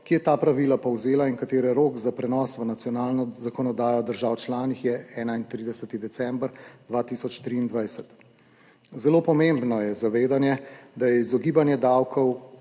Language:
Slovenian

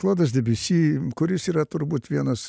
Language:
Lithuanian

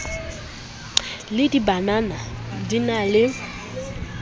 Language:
Southern Sotho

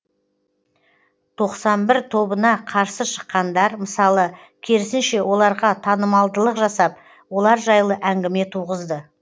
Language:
Kazakh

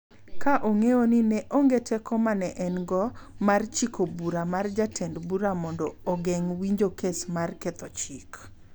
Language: Luo (Kenya and Tanzania)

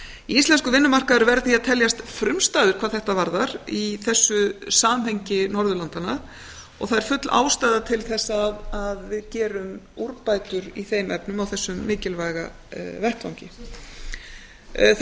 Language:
Icelandic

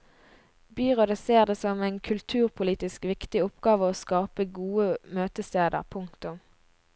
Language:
Norwegian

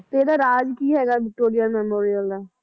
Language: Punjabi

